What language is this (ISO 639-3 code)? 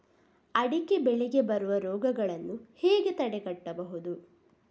kan